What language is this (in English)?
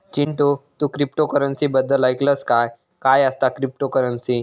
Marathi